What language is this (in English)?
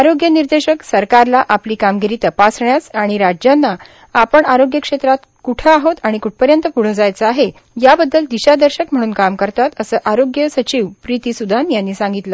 Marathi